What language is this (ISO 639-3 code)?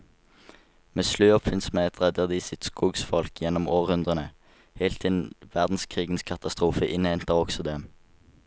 nor